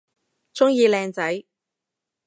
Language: Cantonese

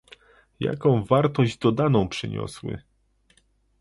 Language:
Polish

